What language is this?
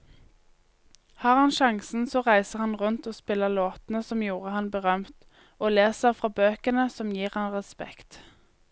Norwegian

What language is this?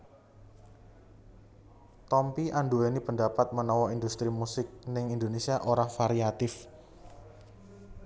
Javanese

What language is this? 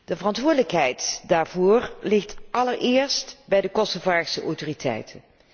Dutch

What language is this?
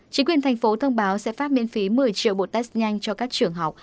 Vietnamese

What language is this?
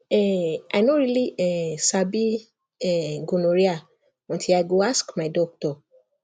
Nigerian Pidgin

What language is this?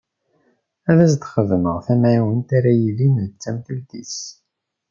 Kabyle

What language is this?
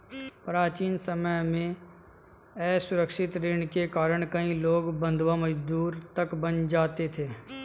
Hindi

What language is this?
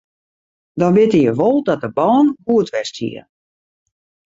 Western Frisian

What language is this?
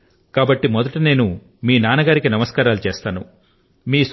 Telugu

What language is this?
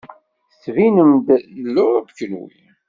Kabyle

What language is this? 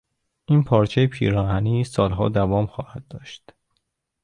Persian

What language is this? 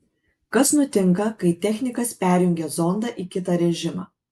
Lithuanian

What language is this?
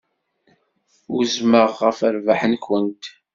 Kabyle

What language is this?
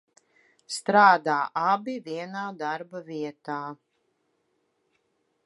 Latvian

